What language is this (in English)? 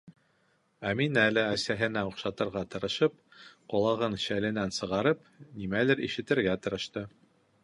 Bashkir